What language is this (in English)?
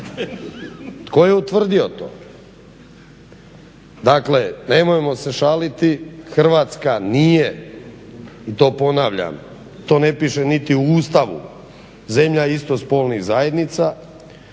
Croatian